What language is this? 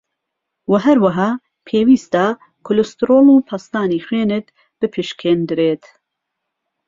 Central Kurdish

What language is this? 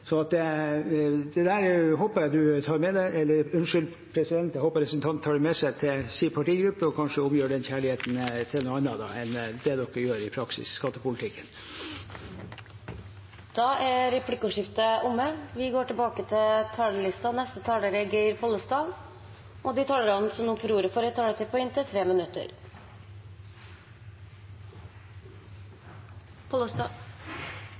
Norwegian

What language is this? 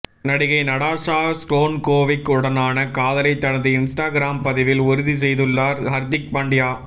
Tamil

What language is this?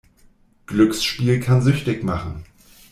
German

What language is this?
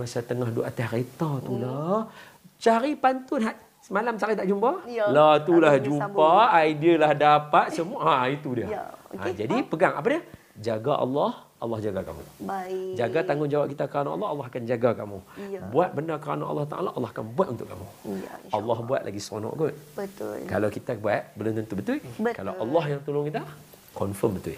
Malay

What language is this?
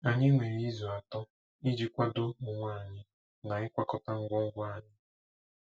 Igbo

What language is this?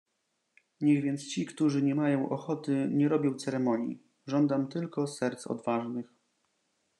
Polish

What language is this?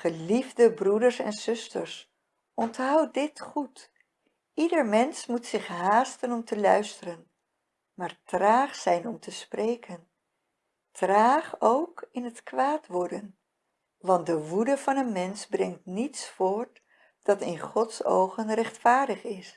Dutch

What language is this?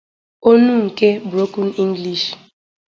Igbo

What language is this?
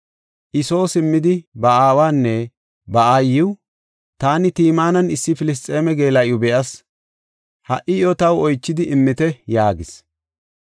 Gofa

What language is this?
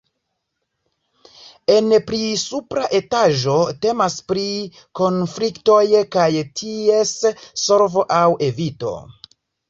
Esperanto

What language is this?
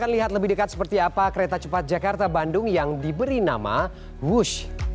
Indonesian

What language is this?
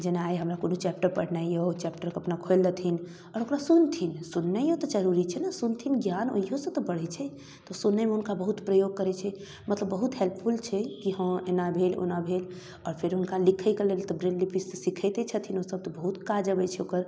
Maithili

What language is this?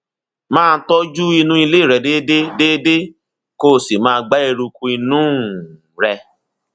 Yoruba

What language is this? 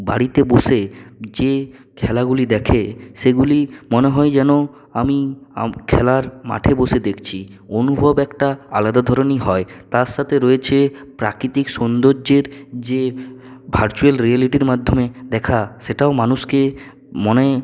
Bangla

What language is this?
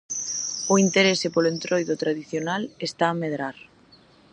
Galician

